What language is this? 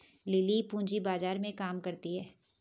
Hindi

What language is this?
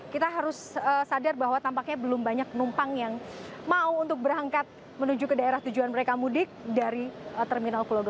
Indonesian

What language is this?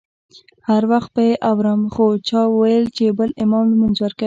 Pashto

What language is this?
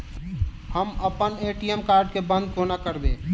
Maithili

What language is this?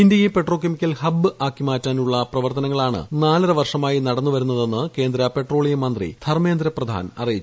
Malayalam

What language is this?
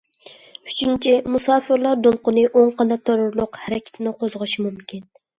Uyghur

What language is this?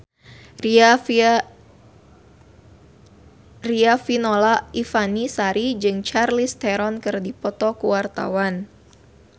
Sundanese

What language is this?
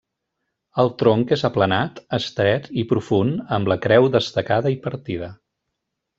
Catalan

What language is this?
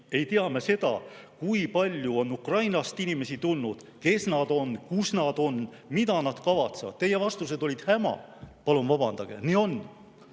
Estonian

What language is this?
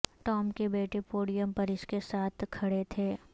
Urdu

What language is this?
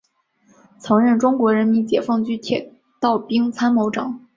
Chinese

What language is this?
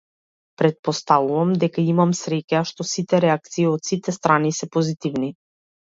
Macedonian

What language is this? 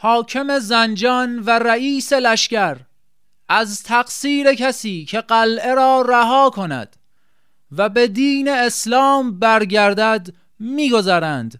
Persian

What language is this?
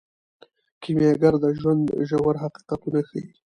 Pashto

